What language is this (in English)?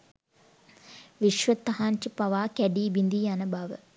Sinhala